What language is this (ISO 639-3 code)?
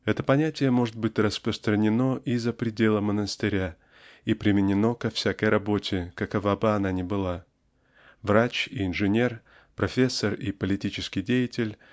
rus